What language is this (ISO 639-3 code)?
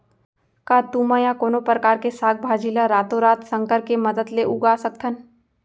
hne